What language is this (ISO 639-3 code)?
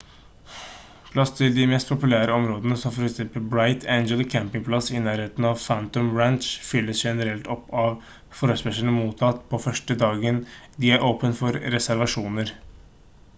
nob